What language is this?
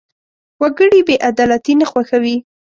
Pashto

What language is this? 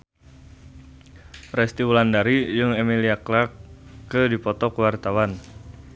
Sundanese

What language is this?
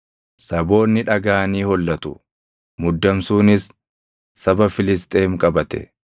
Oromo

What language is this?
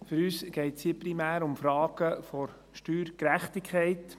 Swiss German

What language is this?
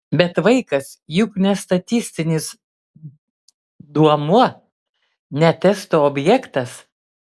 Lithuanian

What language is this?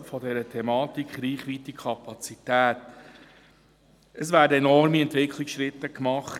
Swiss German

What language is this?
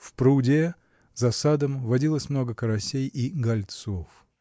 Russian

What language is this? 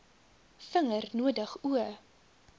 Afrikaans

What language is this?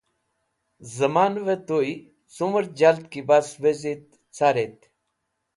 Wakhi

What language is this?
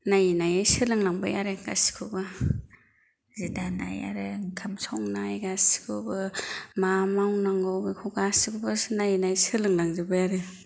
Bodo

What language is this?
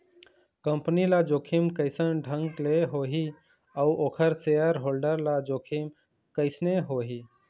Chhattisgarhi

